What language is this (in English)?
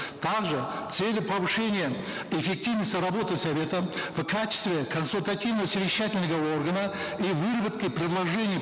Kazakh